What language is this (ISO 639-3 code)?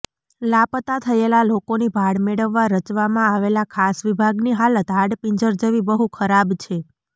guj